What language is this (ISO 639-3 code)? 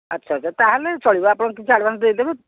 ori